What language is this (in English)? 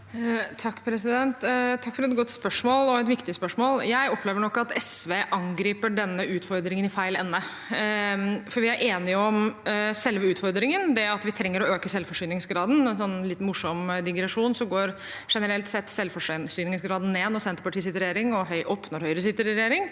Norwegian